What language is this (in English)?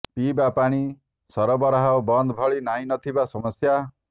Odia